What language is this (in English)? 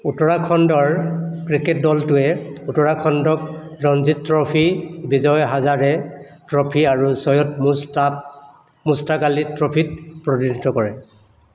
Assamese